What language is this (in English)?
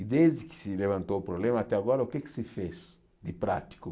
Portuguese